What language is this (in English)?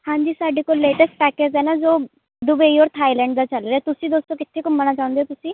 Punjabi